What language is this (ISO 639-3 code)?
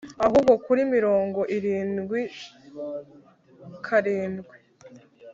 kin